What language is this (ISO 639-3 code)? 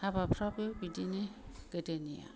brx